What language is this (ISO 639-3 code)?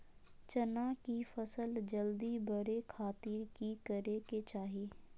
mag